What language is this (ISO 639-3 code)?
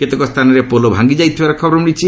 ori